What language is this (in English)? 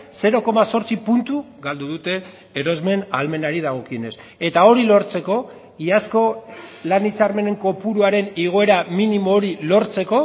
Basque